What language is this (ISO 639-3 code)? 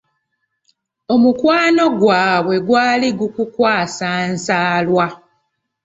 lug